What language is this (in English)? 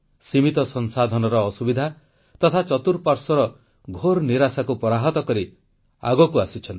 Odia